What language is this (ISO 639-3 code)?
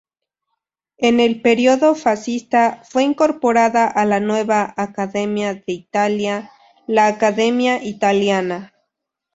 spa